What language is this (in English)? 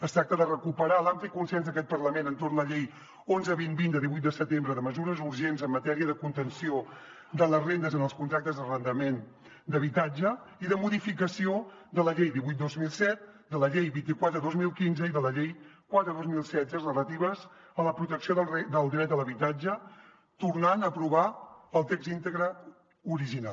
Catalan